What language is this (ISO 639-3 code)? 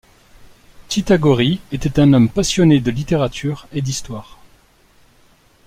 fra